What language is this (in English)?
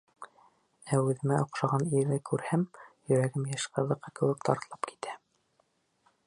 Bashkir